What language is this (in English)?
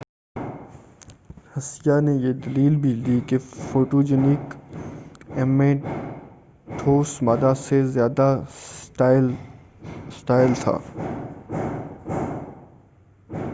Urdu